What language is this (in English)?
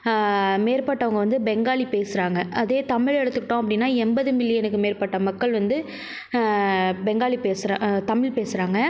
Tamil